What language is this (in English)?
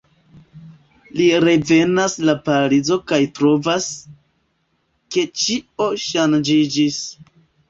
Esperanto